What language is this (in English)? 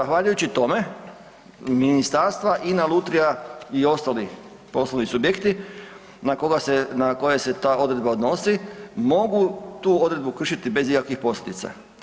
Croatian